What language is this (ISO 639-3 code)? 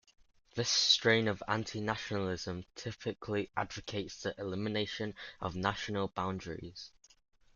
eng